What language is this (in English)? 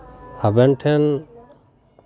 Santali